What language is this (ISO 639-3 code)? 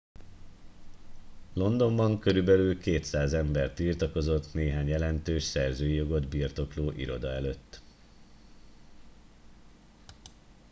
hun